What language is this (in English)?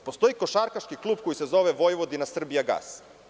Serbian